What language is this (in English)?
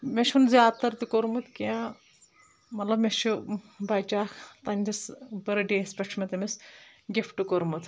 Kashmiri